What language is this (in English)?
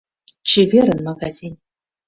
Mari